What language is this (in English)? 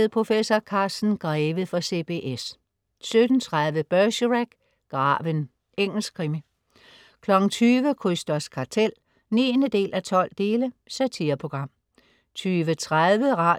Danish